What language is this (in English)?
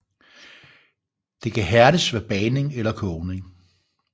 Danish